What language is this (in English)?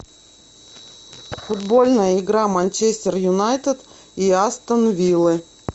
Russian